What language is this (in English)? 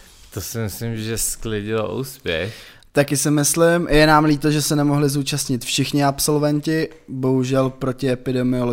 Czech